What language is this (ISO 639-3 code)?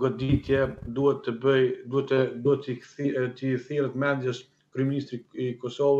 ron